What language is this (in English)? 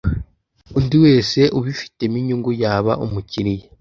Kinyarwanda